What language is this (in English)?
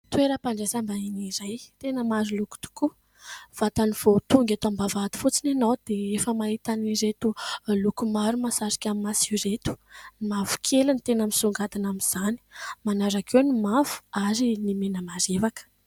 Malagasy